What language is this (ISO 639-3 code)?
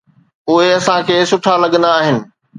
snd